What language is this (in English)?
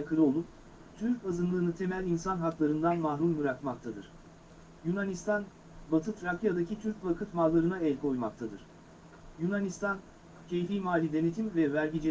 Turkish